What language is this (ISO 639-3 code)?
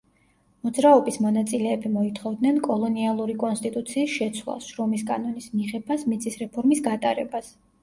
kat